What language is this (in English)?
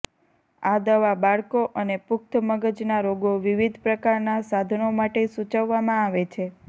Gujarati